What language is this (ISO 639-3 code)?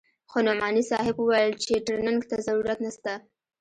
pus